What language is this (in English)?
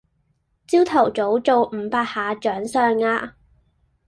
Cantonese